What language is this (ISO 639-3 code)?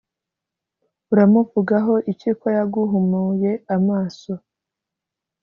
kin